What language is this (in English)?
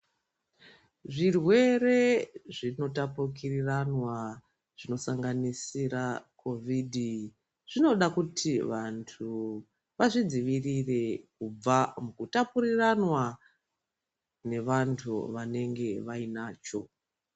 Ndau